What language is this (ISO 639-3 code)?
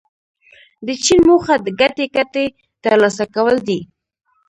pus